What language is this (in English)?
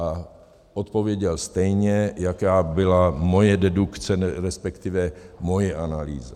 Czech